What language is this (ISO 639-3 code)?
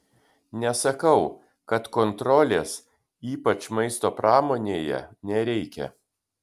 lit